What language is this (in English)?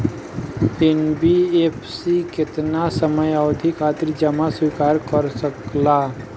Bhojpuri